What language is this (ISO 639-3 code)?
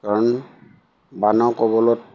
asm